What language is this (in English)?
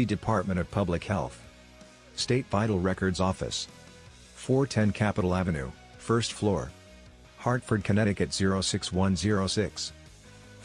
English